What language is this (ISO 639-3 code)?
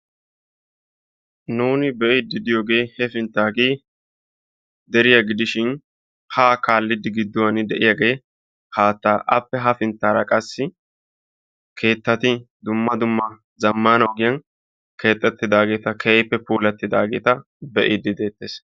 wal